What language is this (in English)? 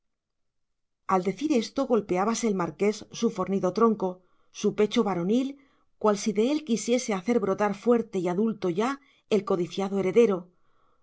Spanish